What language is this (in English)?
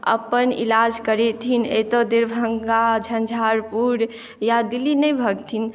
Maithili